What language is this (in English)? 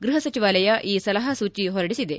Kannada